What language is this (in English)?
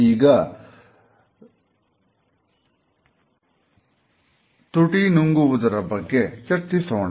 Kannada